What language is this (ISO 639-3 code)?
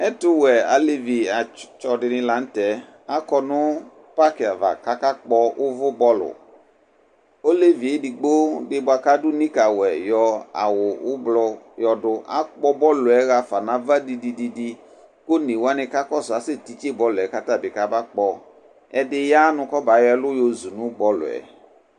kpo